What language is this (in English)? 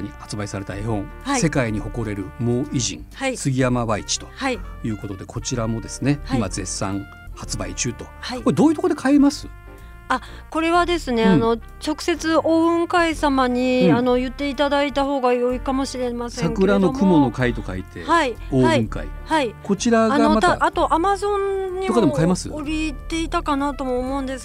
Japanese